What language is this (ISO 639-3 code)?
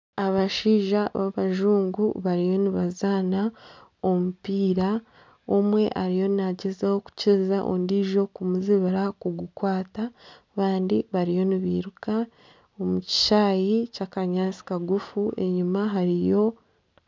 nyn